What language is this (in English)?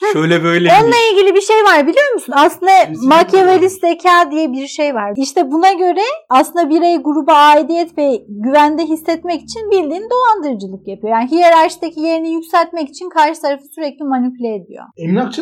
Turkish